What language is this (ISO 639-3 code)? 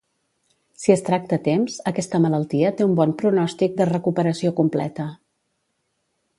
cat